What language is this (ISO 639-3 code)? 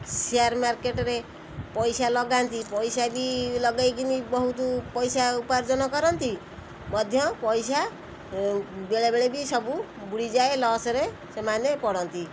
ori